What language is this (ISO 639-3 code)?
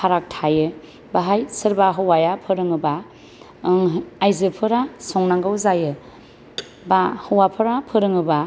brx